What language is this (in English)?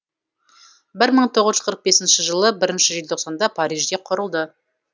Kazakh